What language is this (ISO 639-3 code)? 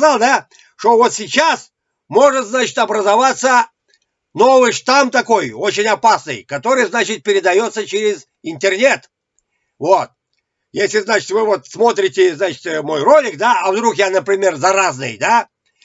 rus